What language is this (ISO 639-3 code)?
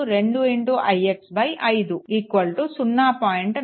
tel